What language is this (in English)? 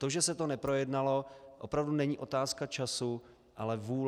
Czech